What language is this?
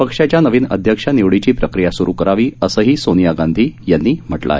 Marathi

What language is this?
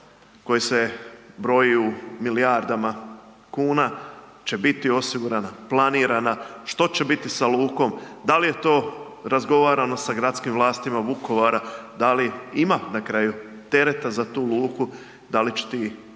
Croatian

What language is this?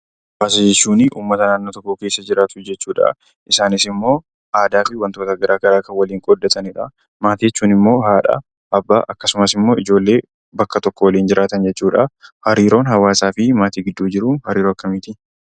Oromo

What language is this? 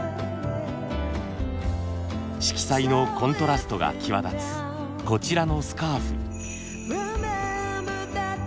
Japanese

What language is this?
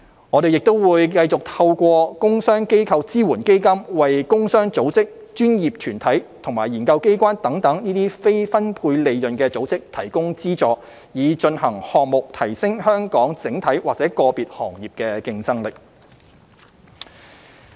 Cantonese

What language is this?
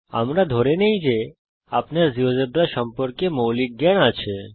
Bangla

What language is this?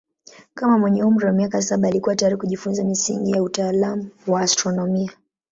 Swahili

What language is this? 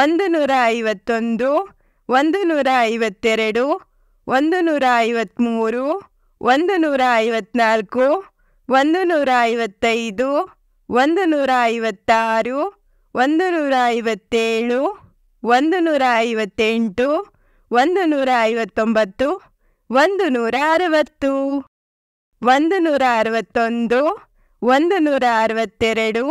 Kannada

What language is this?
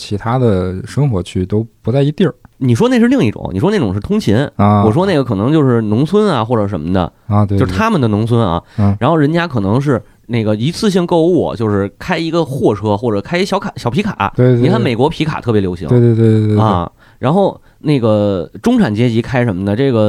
Chinese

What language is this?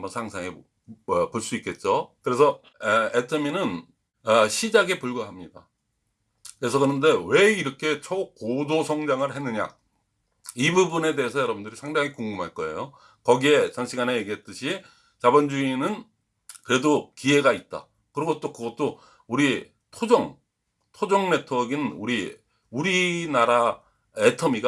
Korean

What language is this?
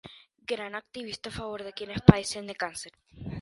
Spanish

